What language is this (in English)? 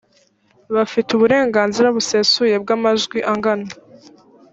Kinyarwanda